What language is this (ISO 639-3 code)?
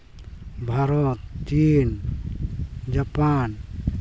sat